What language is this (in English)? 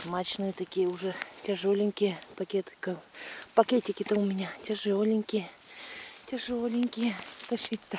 Russian